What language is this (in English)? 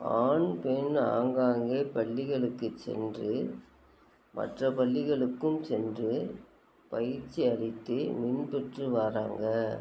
Tamil